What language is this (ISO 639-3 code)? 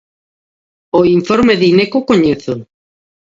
glg